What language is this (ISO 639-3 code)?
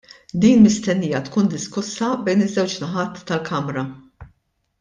mlt